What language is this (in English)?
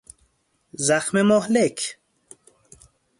Persian